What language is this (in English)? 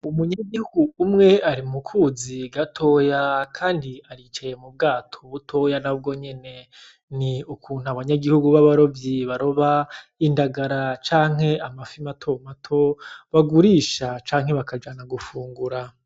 Rundi